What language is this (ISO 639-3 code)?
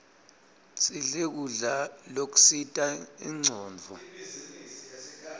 ssw